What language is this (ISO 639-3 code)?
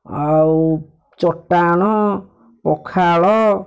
ori